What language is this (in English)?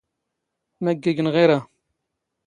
Standard Moroccan Tamazight